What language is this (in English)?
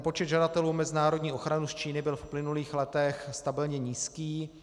Czech